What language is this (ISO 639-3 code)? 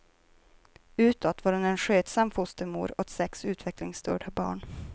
swe